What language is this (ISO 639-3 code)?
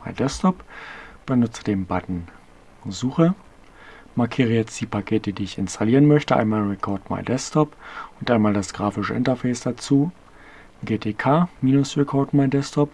deu